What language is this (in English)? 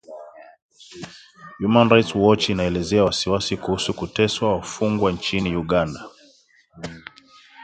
Swahili